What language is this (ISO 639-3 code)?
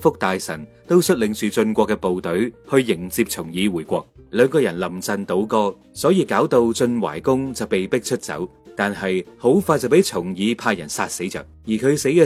zho